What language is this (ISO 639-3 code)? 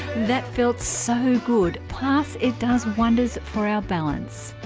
eng